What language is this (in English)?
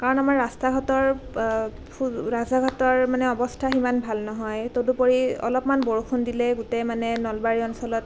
Assamese